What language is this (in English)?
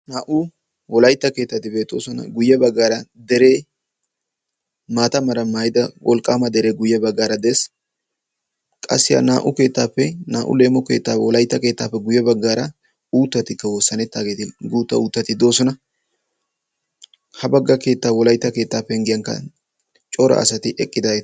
Wolaytta